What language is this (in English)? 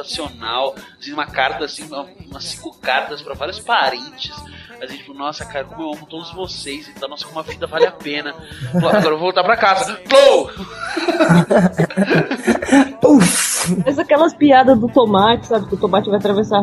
Portuguese